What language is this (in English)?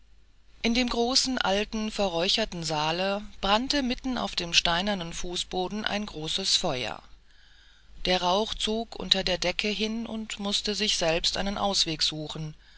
German